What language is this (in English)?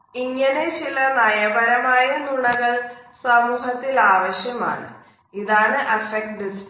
Malayalam